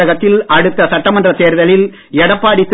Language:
Tamil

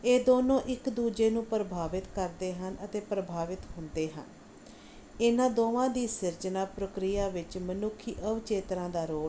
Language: Punjabi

